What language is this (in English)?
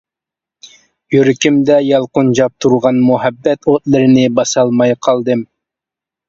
Uyghur